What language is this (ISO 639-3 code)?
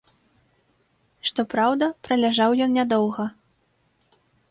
bel